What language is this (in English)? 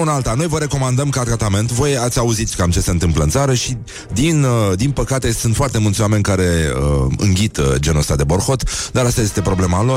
Romanian